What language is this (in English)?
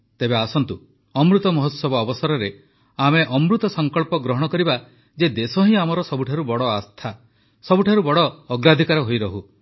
Odia